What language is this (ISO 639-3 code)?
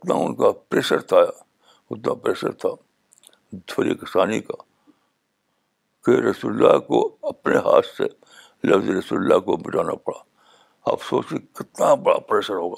urd